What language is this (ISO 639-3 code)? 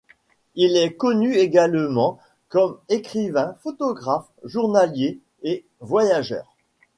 fra